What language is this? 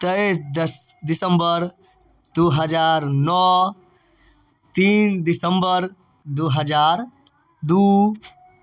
Maithili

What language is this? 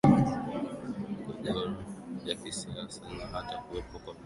Swahili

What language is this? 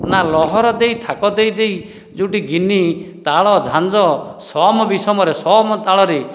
Odia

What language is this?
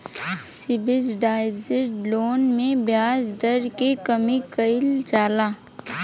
Bhojpuri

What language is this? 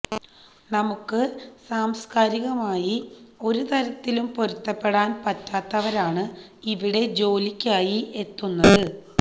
Malayalam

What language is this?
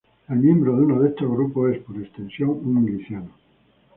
Spanish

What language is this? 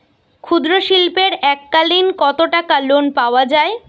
Bangla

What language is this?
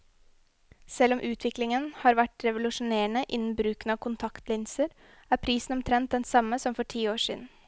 Norwegian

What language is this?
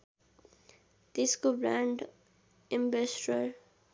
Nepali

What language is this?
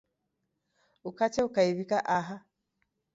Taita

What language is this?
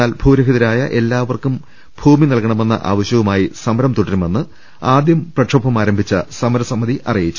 Malayalam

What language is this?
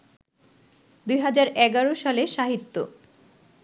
Bangla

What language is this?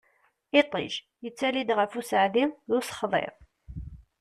Kabyle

